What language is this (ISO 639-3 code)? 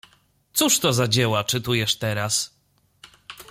pol